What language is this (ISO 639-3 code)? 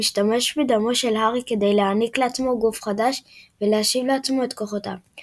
heb